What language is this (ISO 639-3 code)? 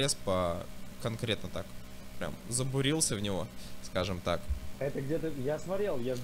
rus